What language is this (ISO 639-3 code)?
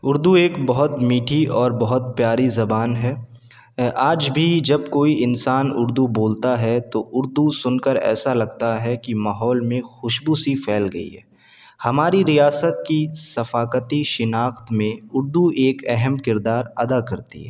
urd